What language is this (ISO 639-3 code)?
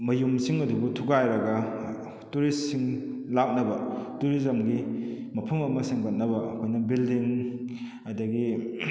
mni